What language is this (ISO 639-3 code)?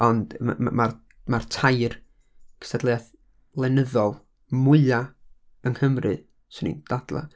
cym